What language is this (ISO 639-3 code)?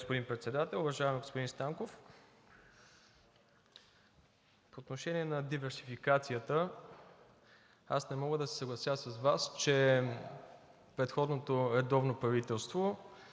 bul